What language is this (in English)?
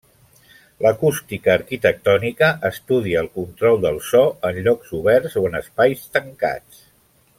Catalan